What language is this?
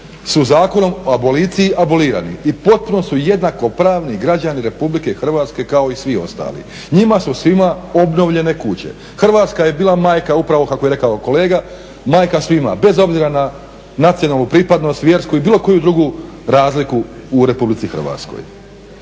Croatian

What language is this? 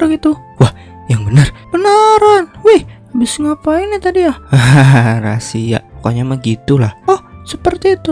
Indonesian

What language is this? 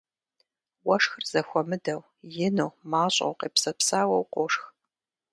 Kabardian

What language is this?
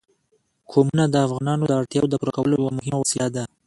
Pashto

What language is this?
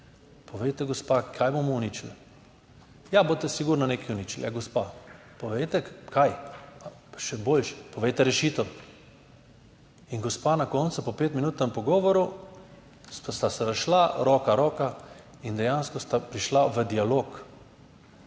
Slovenian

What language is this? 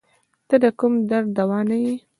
Pashto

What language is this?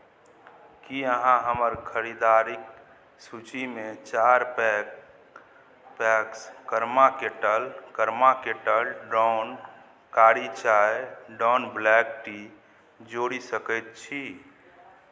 Maithili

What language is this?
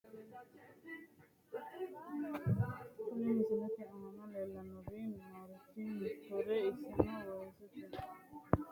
Sidamo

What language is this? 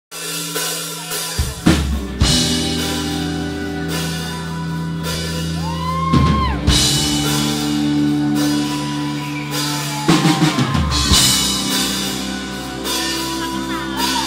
English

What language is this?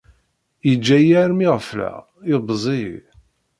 Kabyle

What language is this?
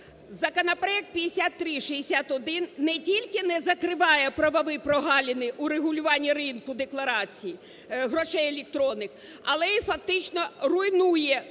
Ukrainian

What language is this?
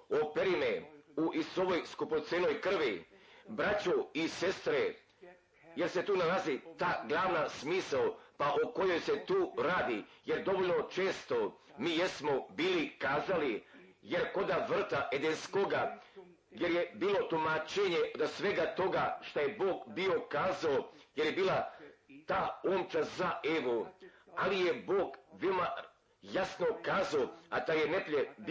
Croatian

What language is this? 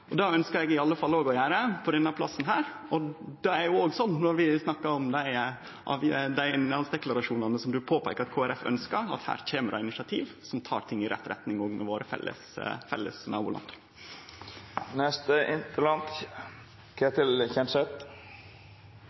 Norwegian Nynorsk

